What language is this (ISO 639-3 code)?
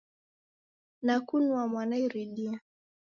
dav